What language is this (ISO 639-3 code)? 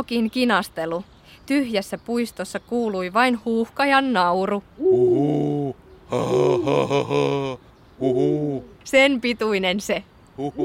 fin